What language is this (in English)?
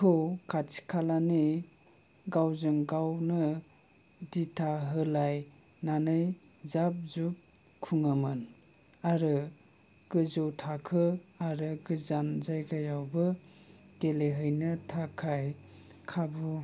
Bodo